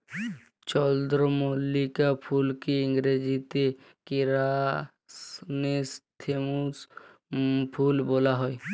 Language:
Bangla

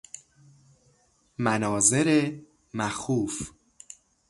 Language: Persian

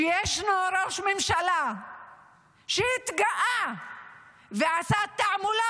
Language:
Hebrew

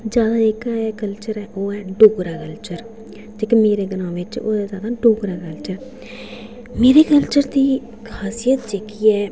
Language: Dogri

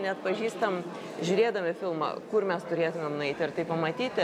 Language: Lithuanian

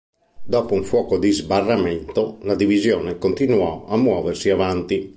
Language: Italian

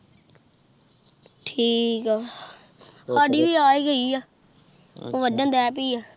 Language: Punjabi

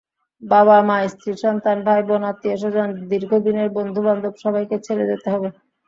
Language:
Bangla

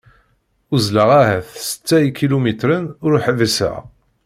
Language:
Kabyle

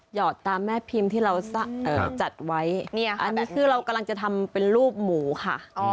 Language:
Thai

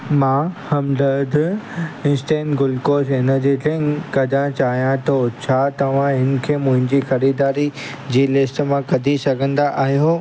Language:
Sindhi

